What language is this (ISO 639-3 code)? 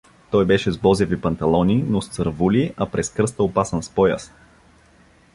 bul